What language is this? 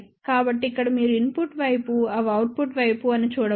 Telugu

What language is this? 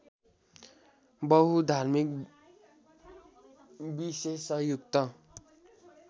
Nepali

